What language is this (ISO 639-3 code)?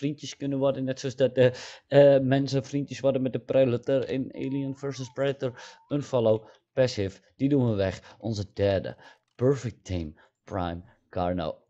nld